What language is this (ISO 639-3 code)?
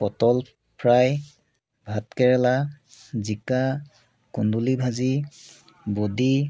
asm